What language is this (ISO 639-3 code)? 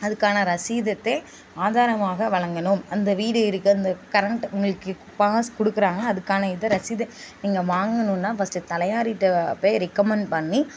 tam